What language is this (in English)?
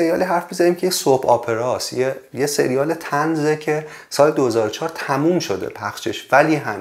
Persian